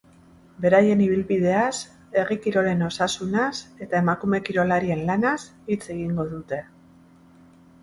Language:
Basque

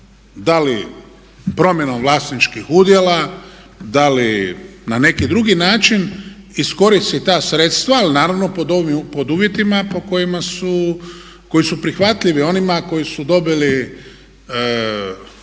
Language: Croatian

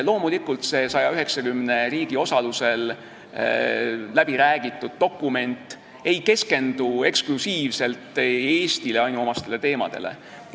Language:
Estonian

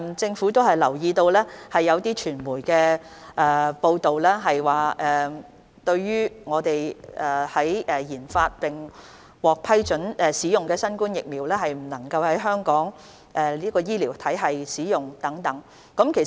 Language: Cantonese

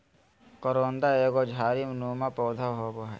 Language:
Magahi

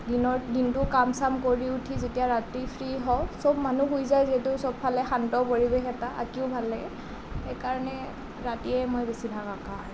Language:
Assamese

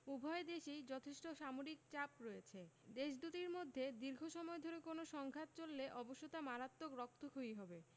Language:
Bangla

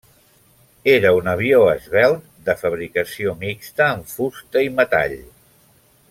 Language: Catalan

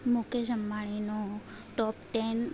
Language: Gujarati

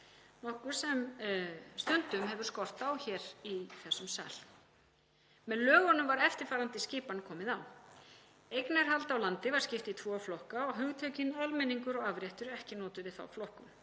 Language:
Icelandic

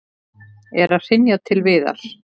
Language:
Icelandic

